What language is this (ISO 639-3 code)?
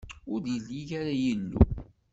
kab